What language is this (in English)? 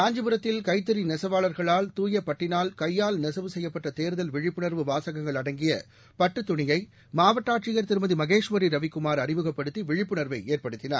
Tamil